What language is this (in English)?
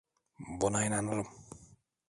Turkish